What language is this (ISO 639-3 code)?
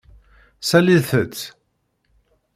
kab